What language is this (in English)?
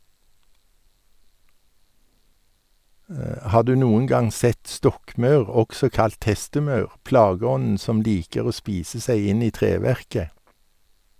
Norwegian